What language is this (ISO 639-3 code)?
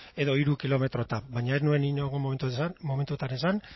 eus